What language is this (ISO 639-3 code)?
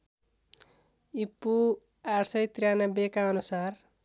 nep